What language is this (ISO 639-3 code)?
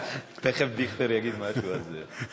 heb